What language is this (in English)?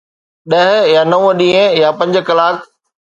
Sindhi